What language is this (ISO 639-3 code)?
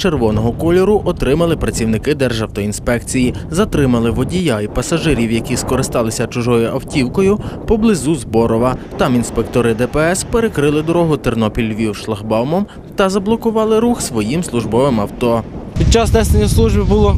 ukr